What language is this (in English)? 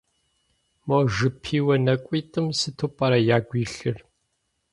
Kabardian